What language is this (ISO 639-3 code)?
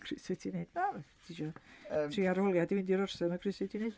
cym